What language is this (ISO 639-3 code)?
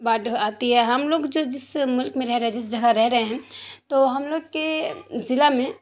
urd